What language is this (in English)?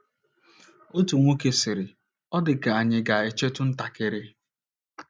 Igbo